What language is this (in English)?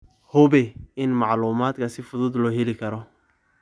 Somali